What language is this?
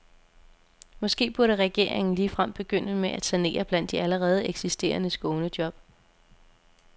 Danish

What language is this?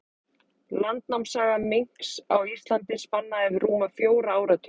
Icelandic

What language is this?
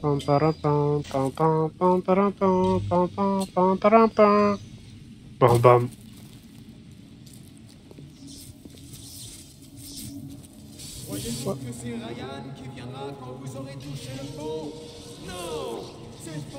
French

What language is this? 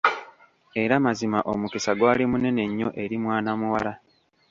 Ganda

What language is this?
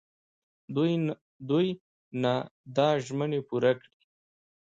Pashto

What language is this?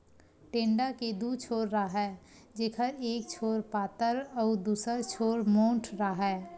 Chhattisgarhi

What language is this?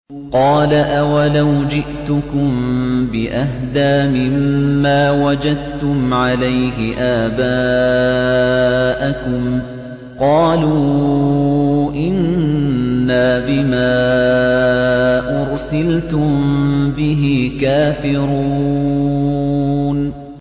Arabic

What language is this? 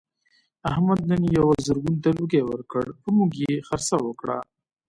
Pashto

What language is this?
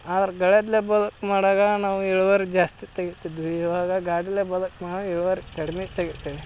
Kannada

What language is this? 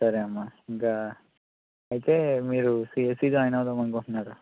Telugu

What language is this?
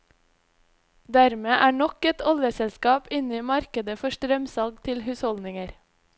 Norwegian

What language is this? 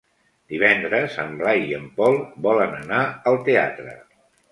Catalan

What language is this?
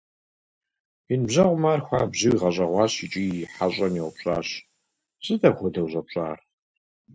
Kabardian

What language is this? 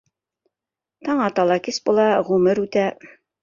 Bashkir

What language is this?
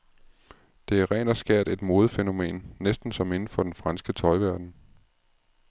Danish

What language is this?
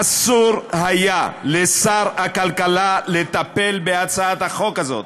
Hebrew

